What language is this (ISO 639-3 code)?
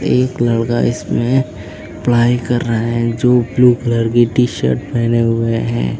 hin